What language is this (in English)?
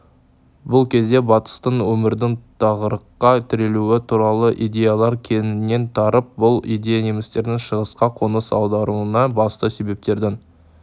Kazakh